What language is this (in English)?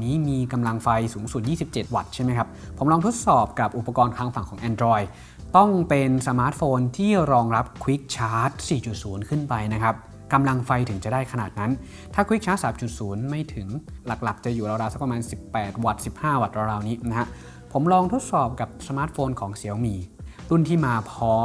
Thai